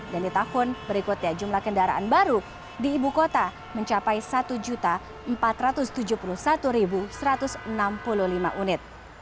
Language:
Indonesian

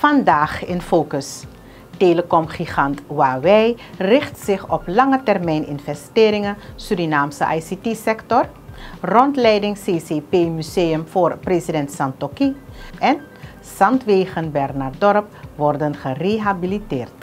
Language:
Dutch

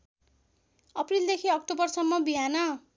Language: Nepali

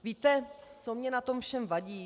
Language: Czech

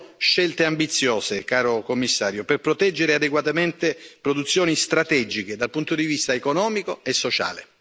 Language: Italian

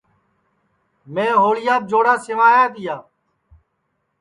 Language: Sansi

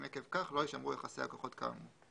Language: Hebrew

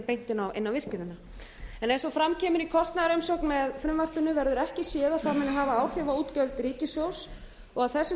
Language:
Icelandic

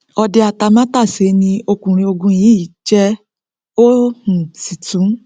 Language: Yoruba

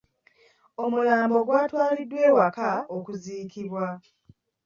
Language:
Ganda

